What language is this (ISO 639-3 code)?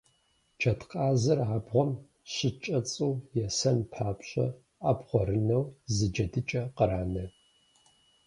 kbd